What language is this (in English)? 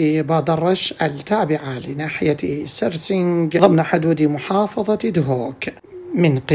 Arabic